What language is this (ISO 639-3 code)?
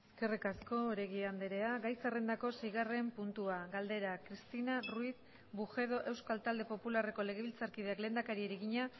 eus